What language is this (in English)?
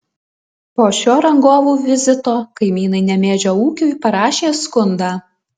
Lithuanian